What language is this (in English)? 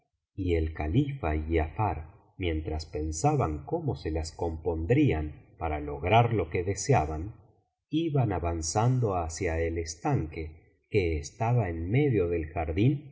Spanish